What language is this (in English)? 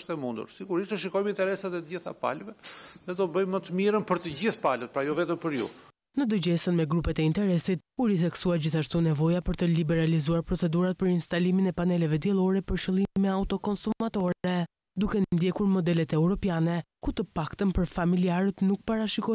Romanian